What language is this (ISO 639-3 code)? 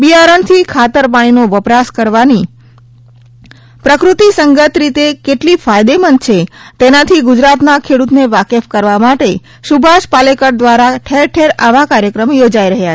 guj